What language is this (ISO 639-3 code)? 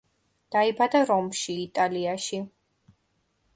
kat